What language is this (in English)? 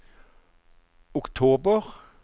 Norwegian